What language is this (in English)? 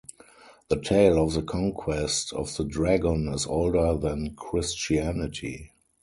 English